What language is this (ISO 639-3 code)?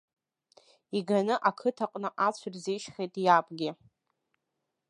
abk